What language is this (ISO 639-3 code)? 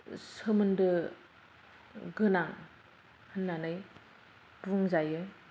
brx